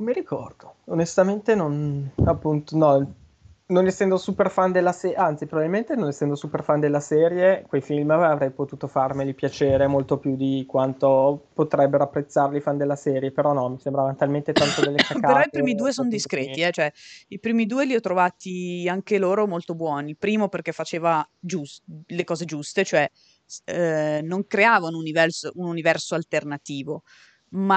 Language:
Italian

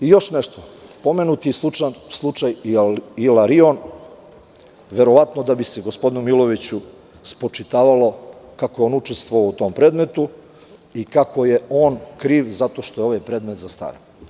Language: Serbian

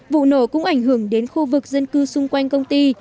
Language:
Vietnamese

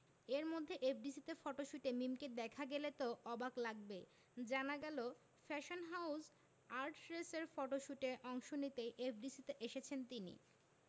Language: Bangla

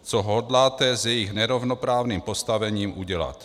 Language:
Czech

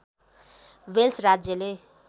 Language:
Nepali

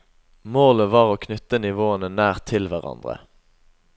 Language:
Norwegian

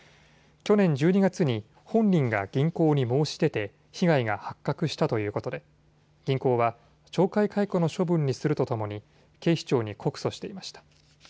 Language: Japanese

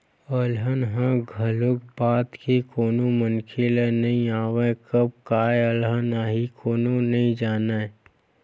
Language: Chhattisgarhi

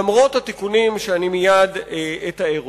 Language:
Hebrew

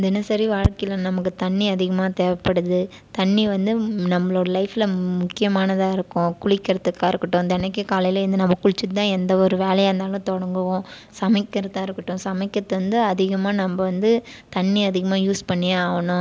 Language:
Tamil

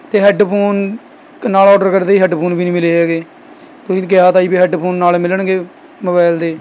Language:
Punjabi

